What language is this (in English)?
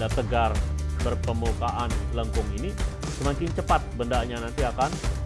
Indonesian